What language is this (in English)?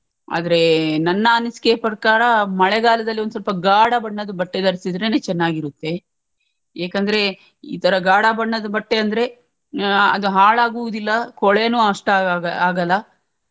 Kannada